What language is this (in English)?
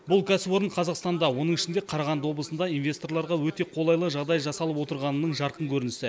Kazakh